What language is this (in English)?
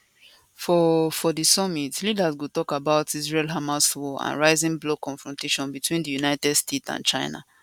Nigerian Pidgin